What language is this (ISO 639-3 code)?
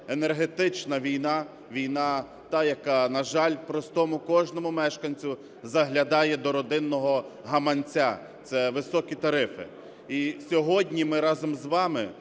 ukr